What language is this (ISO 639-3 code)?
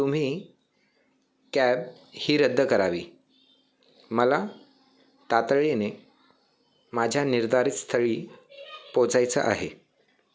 mar